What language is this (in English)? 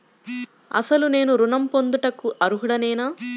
Telugu